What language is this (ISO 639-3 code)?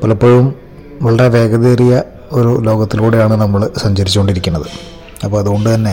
mal